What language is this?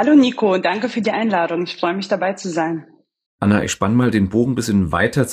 German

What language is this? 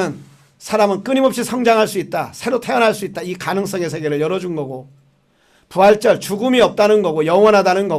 Korean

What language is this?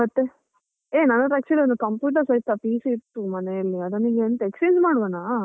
Kannada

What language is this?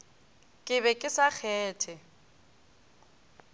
Northern Sotho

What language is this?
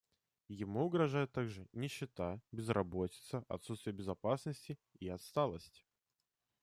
Russian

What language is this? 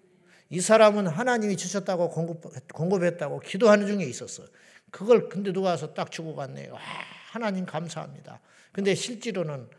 Korean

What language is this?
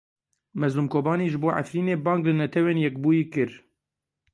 Kurdish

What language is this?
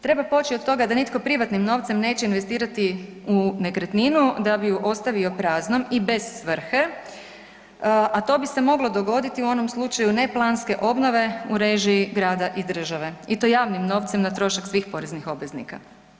Croatian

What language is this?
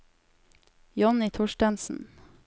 Norwegian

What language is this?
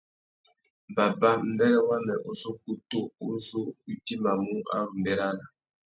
Tuki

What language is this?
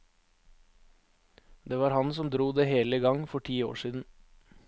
Norwegian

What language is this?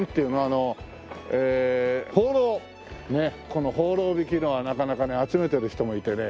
Japanese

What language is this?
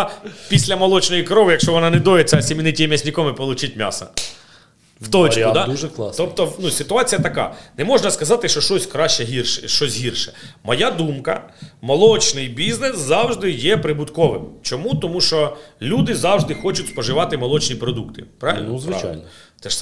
Ukrainian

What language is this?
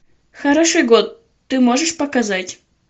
Russian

